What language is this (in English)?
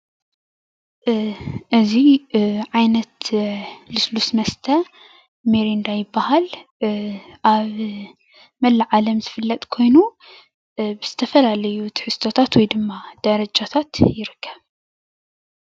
Tigrinya